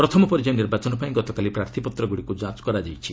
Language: Odia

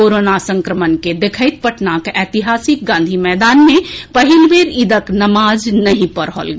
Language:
Maithili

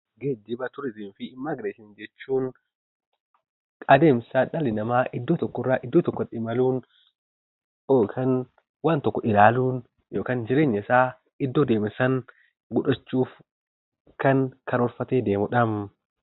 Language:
Oromo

